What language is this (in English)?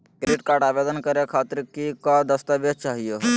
Magahi